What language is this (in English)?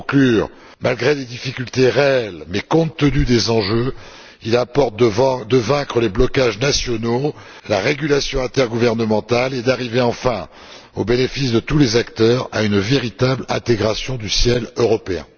French